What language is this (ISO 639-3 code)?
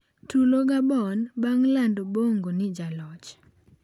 luo